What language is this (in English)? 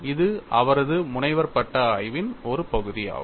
Tamil